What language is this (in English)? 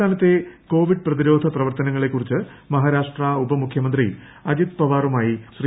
Malayalam